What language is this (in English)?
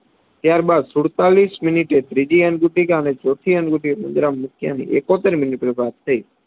Gujarati